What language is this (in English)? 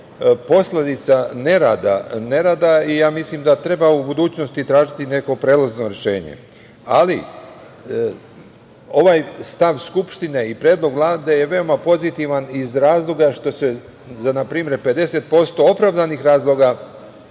Serbian